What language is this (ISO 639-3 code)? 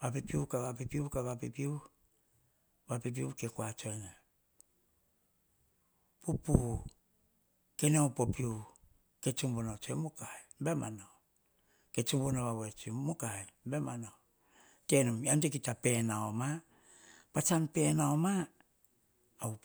hah